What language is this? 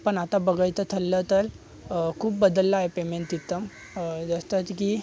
Marathi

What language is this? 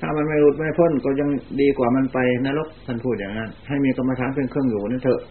Thai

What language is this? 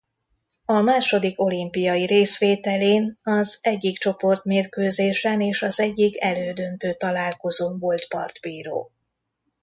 Hungarian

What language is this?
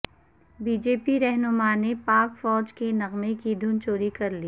Urdu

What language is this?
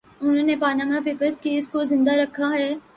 Urdu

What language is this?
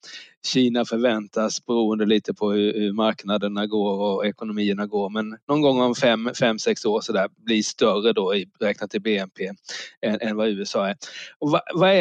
Swedish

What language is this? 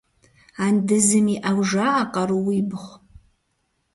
Kabardian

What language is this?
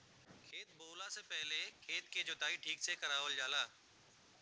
Bhojpuri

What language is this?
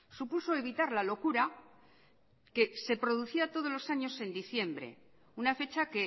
Spanish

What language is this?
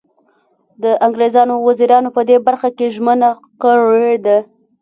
Pashto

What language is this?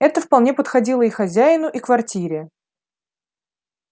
Russian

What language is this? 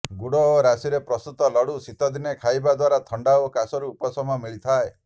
Odia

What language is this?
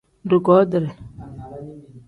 Tem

